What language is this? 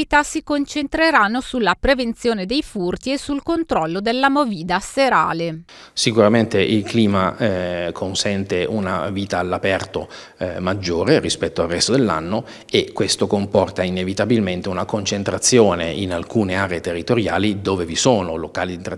Italian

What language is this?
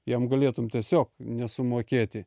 Lithuanian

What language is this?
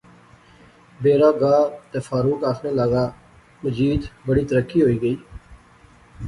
Pahari-Potwari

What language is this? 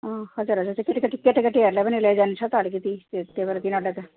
Nepali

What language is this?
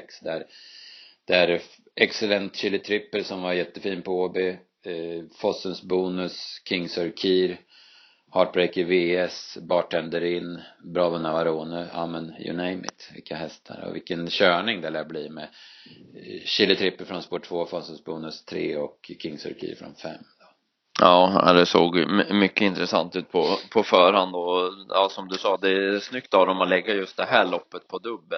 Swedish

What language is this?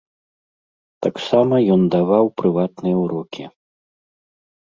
Belarusian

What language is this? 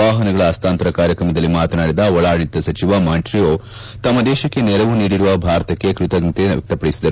Kannada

